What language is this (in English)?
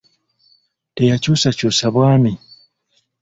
Ganda